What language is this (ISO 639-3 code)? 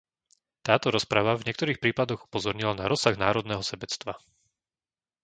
slk